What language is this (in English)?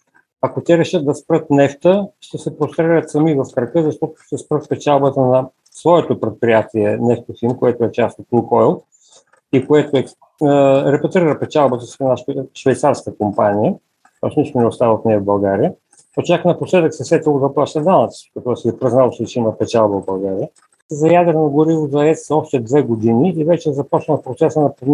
Bulgarian